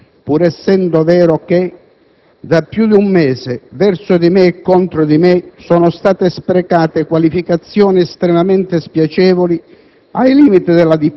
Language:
Italian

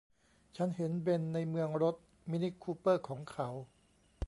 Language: Thai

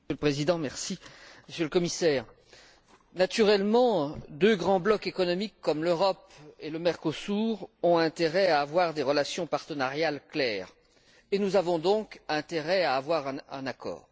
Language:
French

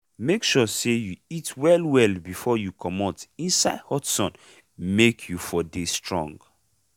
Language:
Nigerian Pidgin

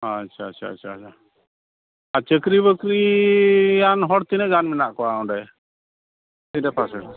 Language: Santali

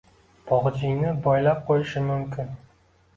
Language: Uzbek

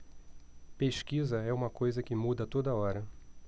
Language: Portuguese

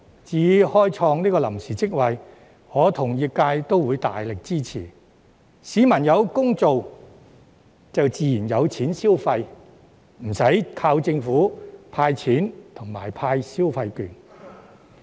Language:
Cantonese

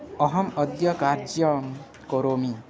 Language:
Sanskrit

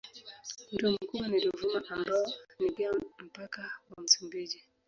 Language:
Swahili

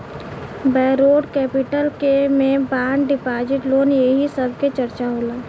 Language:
Bhojpuri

